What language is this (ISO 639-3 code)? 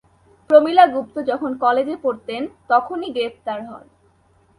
ben